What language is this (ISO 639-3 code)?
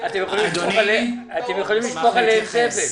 heb